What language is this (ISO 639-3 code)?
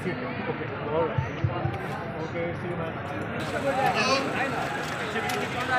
ara